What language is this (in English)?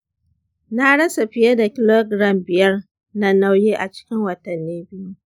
Hausa